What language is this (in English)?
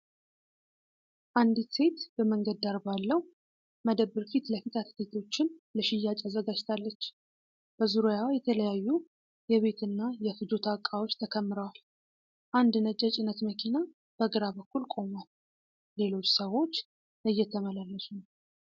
Amharic